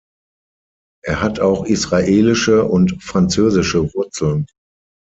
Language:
German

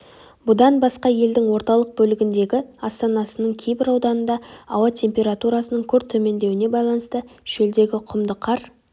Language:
Kazakh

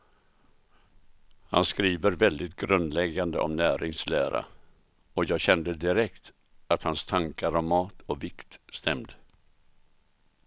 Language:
Swedish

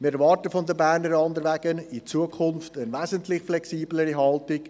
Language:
Swiss German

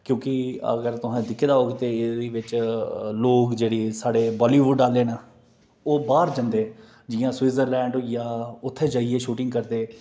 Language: Dogri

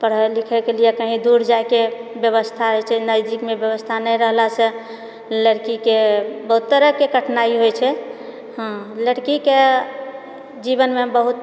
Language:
Maithili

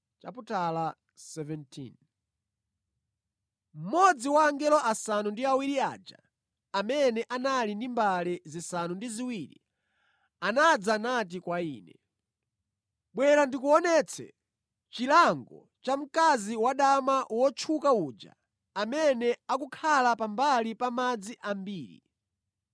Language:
Nyanja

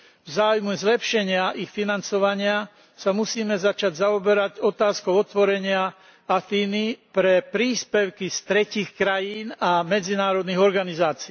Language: Slovak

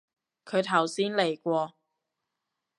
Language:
Cantonese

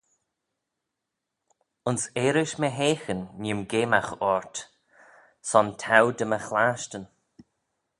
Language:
Manx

